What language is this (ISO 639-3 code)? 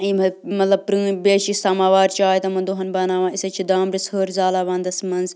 kas